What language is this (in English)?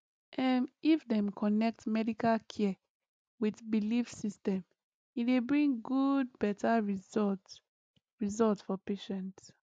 Nigerian Pidgin